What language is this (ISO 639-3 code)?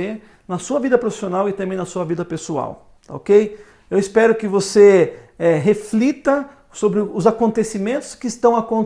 por